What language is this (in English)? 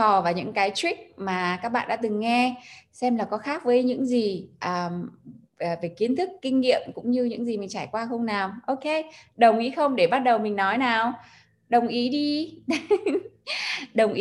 Vietnamese